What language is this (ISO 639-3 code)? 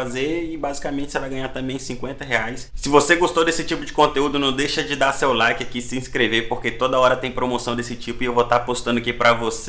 por